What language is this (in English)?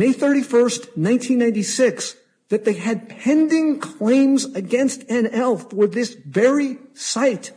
English